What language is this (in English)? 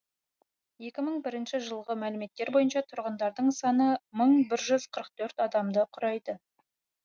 Kazakh